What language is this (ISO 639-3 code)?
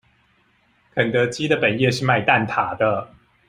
zho